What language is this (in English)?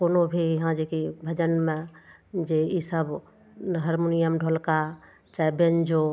Maithili